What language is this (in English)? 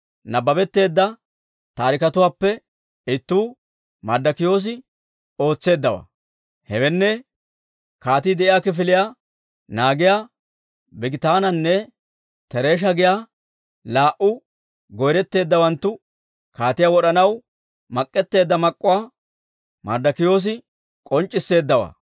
Dawro